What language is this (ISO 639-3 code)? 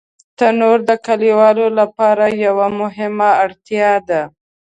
pus